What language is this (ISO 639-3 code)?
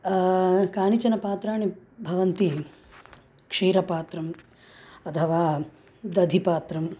san